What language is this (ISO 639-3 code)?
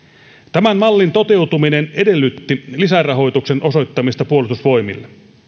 fin